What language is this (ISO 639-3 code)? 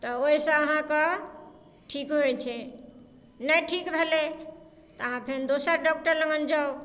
mai